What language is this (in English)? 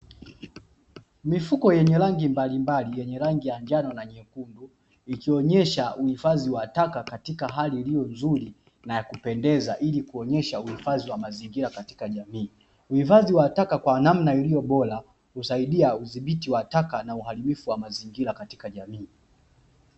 Swahili